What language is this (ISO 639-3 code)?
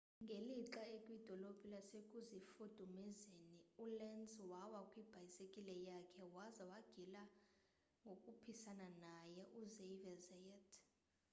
xho